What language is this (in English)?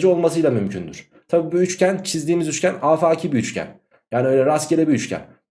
Turkish